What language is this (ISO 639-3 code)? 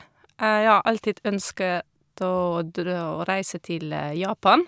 nor